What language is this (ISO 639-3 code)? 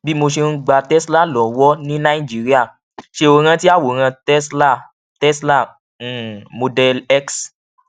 yor